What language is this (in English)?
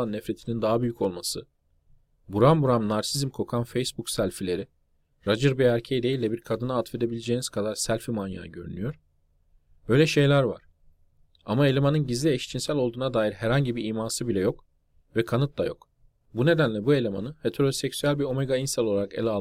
Turkish